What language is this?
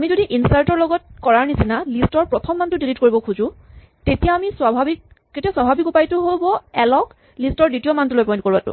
Assamese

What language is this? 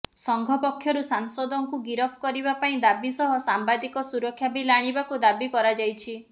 Odia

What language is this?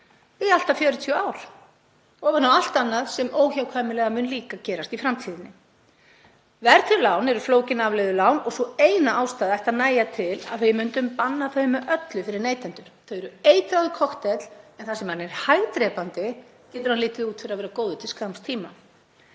Icelandic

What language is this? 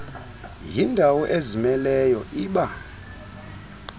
Xhosa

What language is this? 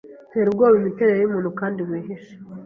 Kinyarwanda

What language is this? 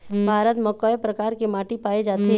Chhattisgarhi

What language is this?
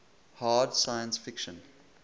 English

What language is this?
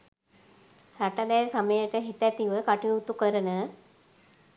Sinhala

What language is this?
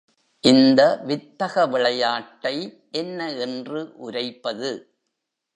Tamil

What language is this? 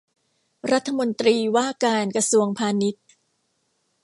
Thai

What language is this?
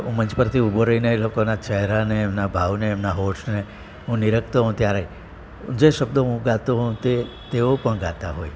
Gujarati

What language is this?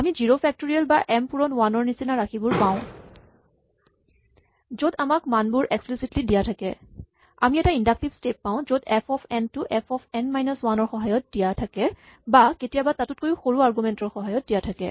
Assamese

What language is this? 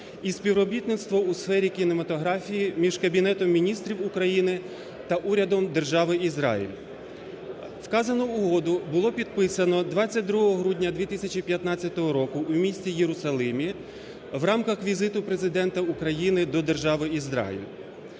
Ukrainian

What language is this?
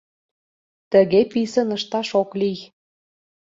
Mari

